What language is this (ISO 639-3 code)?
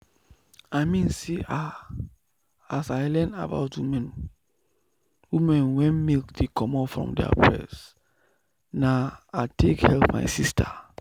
pcm